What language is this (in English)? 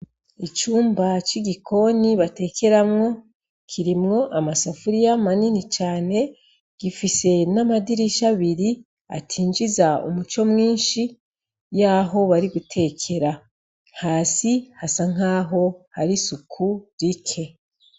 Rundi